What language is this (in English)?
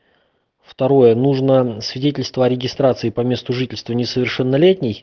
Russian